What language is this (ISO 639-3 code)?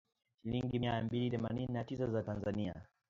swa